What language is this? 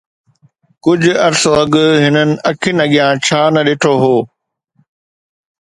Sindhi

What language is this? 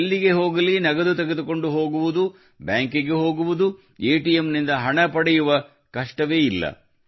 Kannada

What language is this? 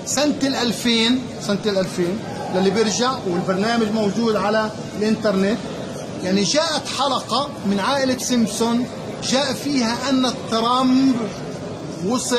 Arabic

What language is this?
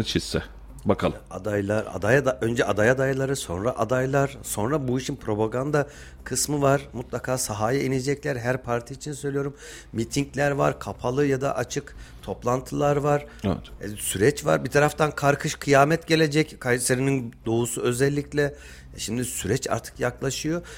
Turkish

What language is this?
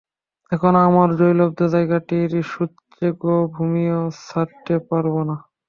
Bangla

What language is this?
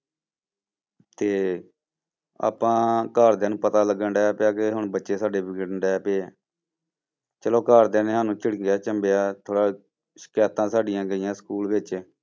Punjabi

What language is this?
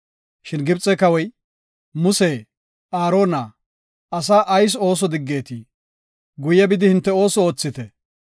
Gofa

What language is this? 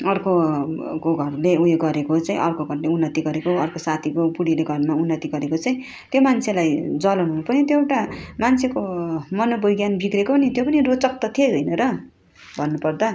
Nepali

